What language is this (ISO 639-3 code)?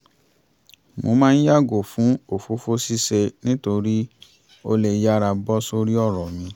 yor